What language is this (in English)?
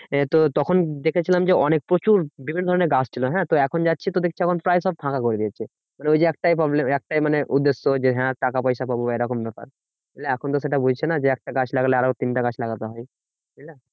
Bangla